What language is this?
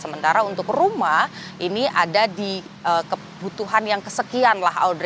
Indonesian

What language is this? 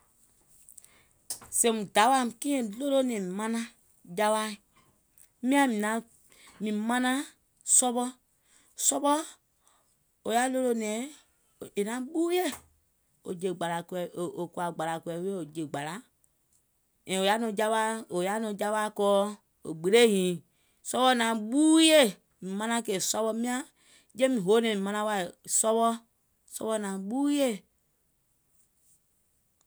Gola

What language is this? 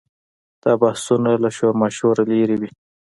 Pashto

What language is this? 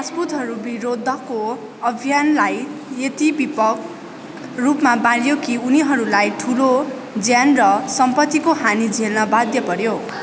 Nepali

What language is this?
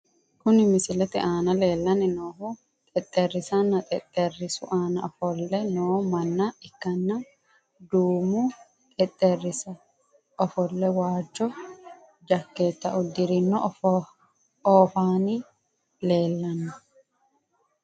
Sidamo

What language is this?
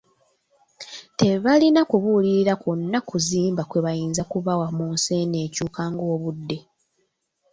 Ganda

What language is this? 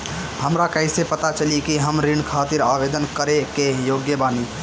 Bhojpuri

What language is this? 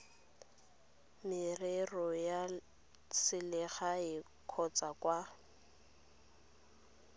Tswana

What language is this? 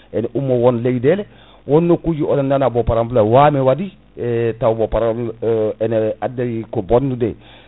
Fula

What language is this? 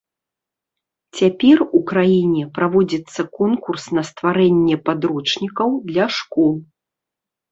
Belarusian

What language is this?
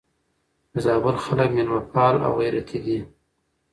Pashto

